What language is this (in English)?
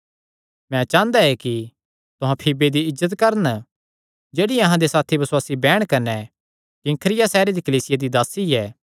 Kangri